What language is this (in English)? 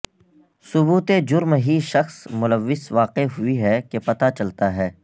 Urdu